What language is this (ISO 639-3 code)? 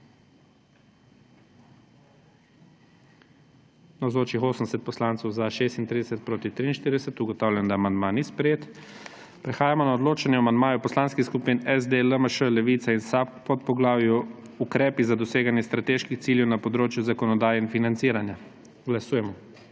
slv